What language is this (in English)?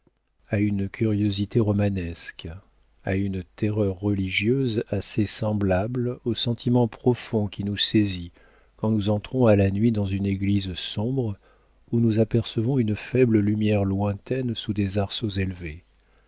French